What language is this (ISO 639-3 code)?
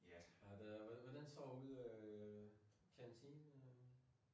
dan